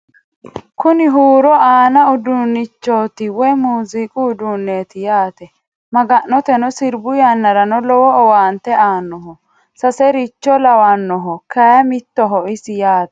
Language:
Sidamo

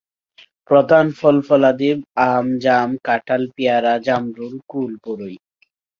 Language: Bangla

